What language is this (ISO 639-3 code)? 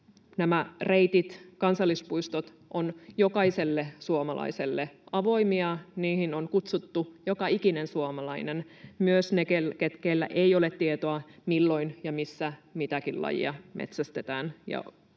fin